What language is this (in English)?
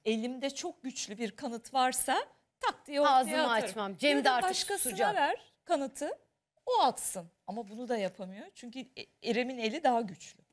Turkish